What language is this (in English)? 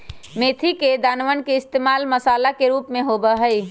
Magahi